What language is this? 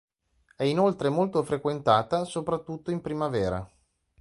Italian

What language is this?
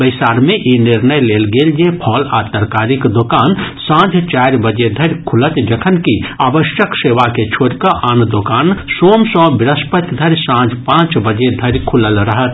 Maithili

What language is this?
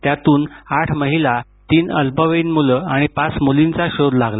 Marathi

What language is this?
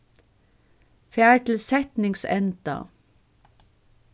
Faroese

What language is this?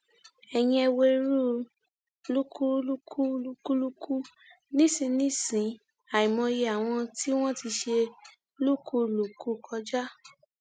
Yoruba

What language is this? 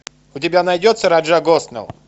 Russian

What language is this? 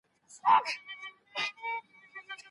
Pashto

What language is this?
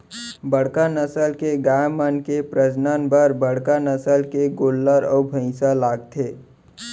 Chhattisgarhi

